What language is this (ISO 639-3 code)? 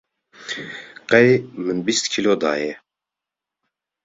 kur